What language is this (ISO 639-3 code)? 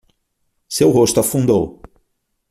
por